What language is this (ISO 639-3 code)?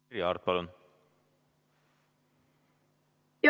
est